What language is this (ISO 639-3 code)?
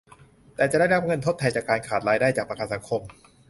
tha